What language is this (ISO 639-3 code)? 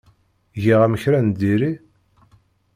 kab